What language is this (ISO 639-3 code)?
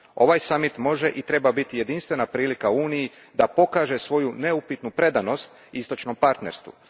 hrv